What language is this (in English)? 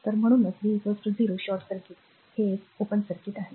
Marathi